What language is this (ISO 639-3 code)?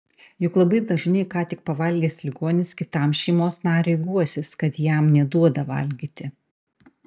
lit